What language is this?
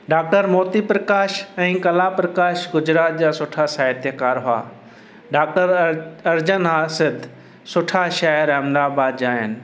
Sindhi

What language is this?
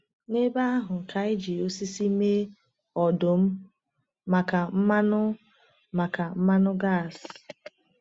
Igbo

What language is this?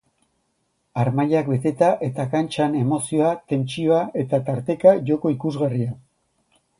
Basque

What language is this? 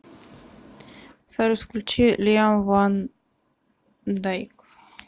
Russian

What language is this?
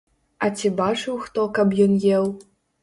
Belarusian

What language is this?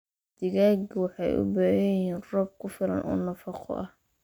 Somali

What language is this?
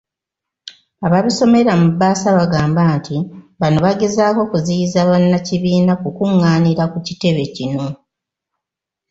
Ganda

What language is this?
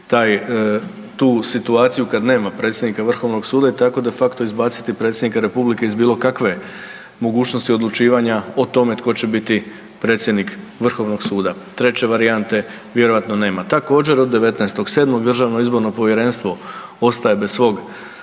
Croatian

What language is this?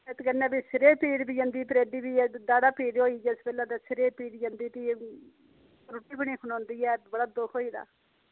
Dogri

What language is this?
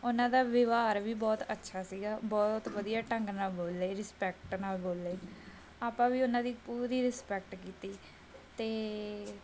Punjabi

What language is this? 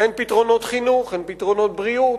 Hebrew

